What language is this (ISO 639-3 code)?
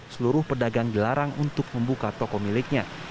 ind